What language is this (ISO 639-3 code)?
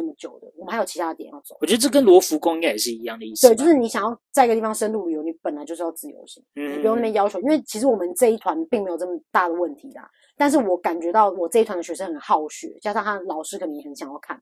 zho